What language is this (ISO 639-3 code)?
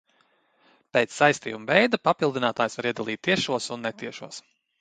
lav